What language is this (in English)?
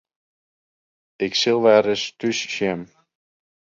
Western Frisian